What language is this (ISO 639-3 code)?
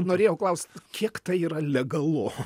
lit